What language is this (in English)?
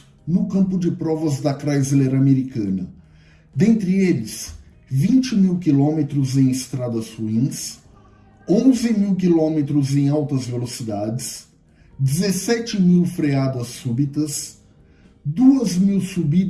Portuguese